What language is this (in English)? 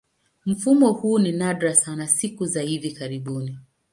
Swahili